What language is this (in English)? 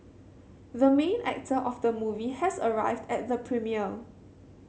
English